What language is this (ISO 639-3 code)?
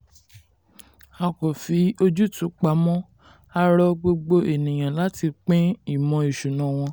yor